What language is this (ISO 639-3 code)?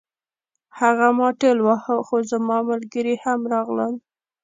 pus